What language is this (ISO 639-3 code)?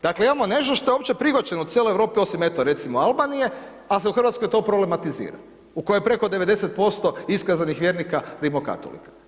hrv